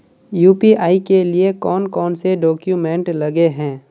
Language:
Magahi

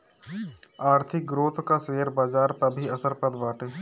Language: Bhojpuri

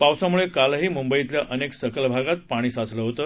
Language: Marathi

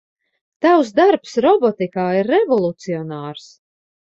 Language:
Latvian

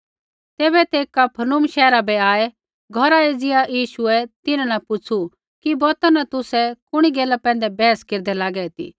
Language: Kullu Pahari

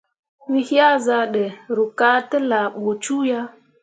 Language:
Mundang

